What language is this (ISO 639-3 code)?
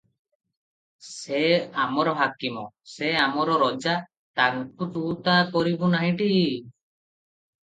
ori